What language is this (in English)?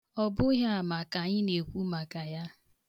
Igbo